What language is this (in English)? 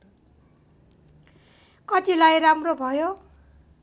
Nepali